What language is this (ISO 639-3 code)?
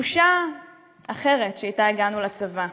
heb